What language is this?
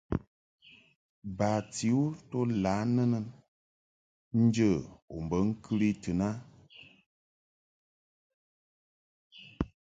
Mungaka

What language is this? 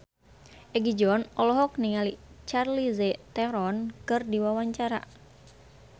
Sundanese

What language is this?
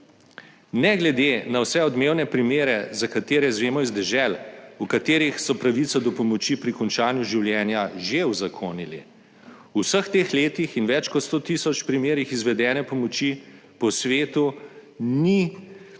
Slovenian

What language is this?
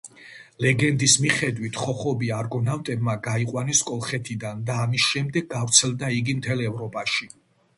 Georgian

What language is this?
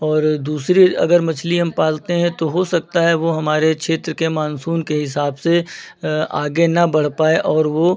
Hindi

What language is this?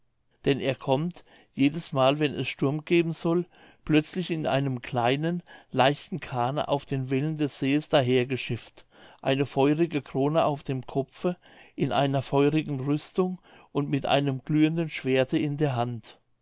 German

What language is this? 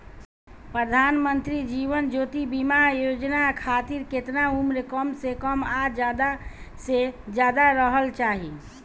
Bhojpuri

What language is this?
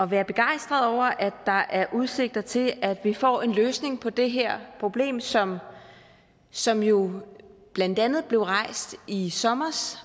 Danish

